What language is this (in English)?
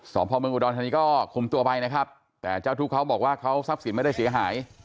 Thai